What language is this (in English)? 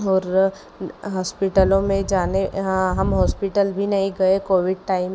Hindi